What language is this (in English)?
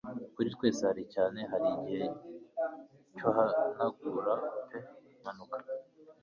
Kinyarwanda